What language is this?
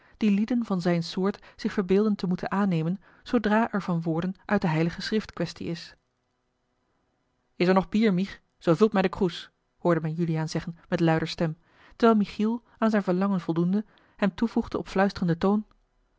Dutch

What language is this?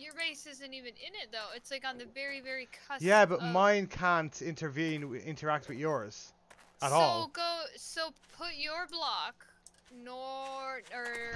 English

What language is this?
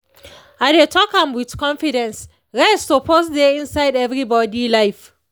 Nigerian Pidgin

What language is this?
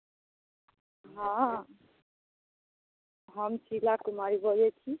Maithili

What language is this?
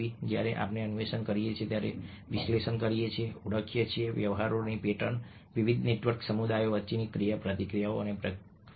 Gujarati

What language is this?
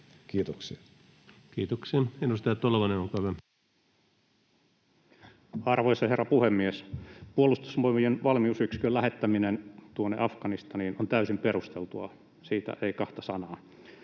Finnish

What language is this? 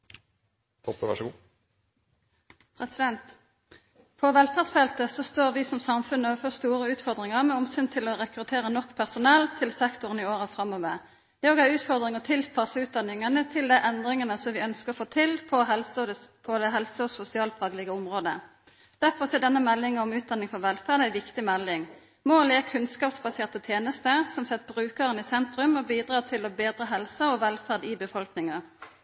Norwegian Nynorsk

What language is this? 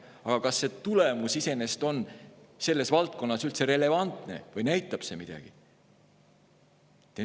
Estonian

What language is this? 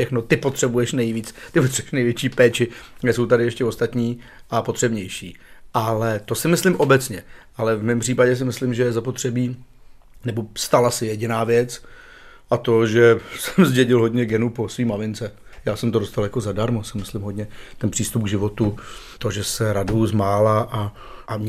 Czech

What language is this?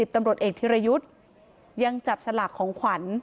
Thai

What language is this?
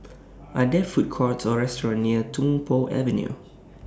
English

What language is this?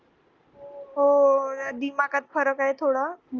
Marathi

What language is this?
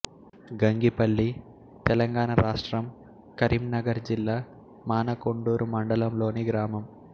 Telugu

